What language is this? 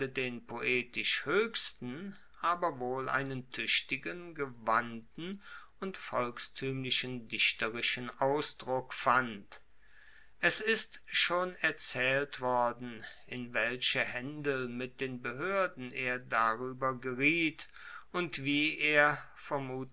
German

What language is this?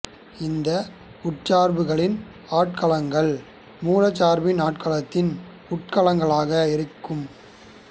Tamil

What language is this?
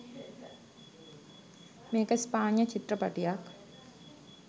Sinhala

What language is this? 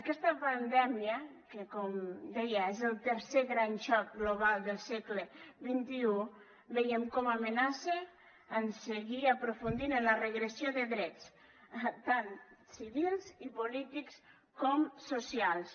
Catalan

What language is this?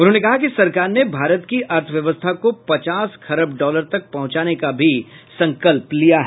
Hindi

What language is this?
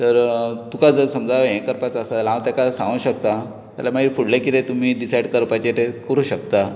Konkani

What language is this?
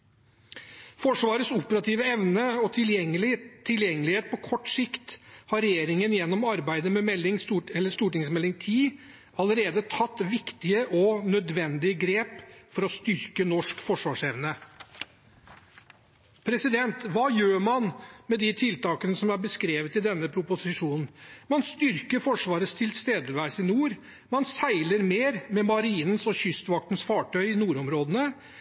Norwegian Bokmål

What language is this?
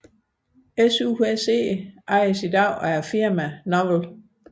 Danish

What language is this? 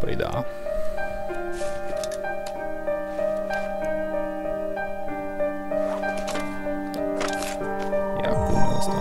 Romanian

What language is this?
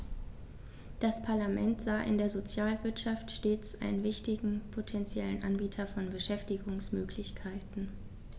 German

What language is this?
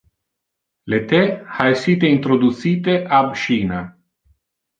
Interlingua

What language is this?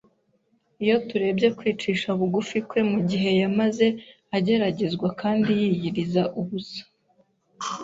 Kinyarwanda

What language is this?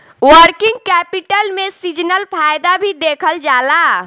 Bhojpuri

